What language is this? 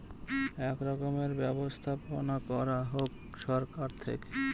Bangla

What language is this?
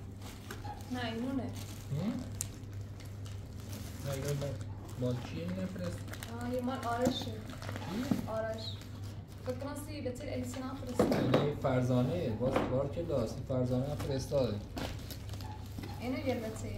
Persian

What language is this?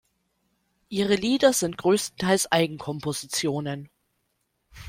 German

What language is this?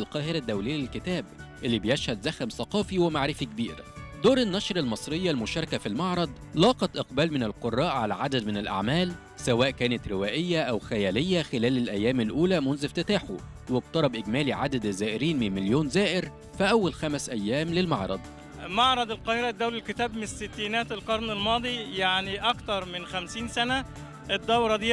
Arabic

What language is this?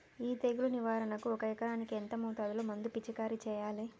Telugu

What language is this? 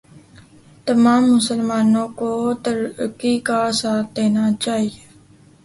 Urdu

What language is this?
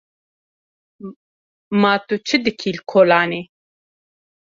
Kurdish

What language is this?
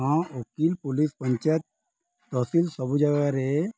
Odia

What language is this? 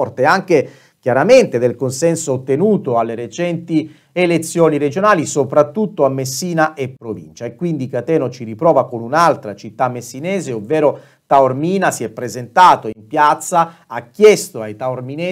Italian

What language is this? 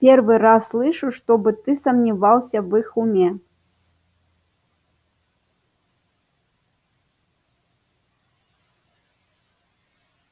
Russian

